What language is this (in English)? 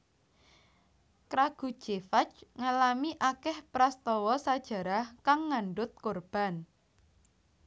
Javanese